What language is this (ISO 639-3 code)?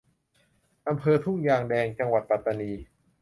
tha